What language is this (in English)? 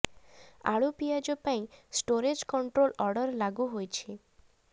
Odia